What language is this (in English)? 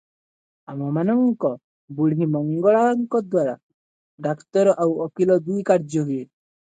Odia